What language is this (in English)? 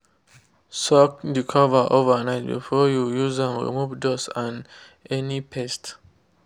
Nigerian Pidgin